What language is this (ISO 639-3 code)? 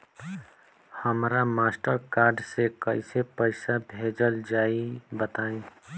bho